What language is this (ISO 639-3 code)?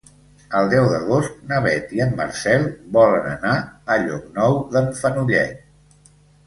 cat